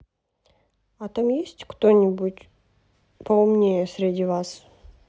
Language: Russian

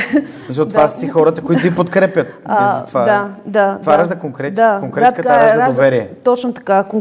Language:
Bulgarian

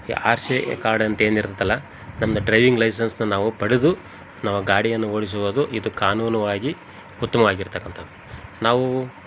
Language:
Kannada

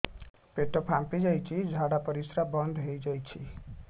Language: Odia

